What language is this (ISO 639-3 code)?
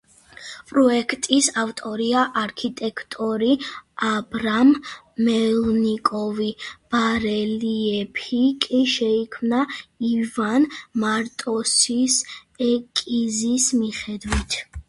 kat